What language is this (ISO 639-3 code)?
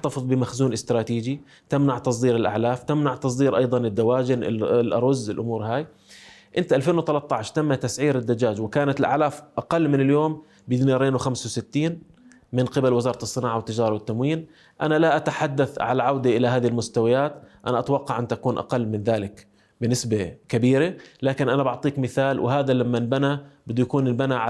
ara